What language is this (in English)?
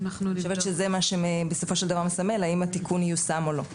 Hebrew